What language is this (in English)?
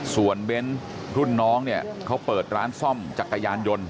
Thai